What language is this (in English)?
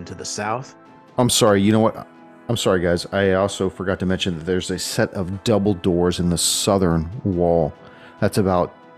English